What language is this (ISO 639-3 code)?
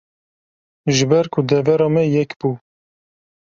kur